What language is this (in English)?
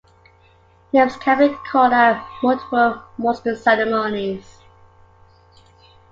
English